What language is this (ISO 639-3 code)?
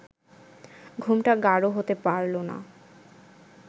ben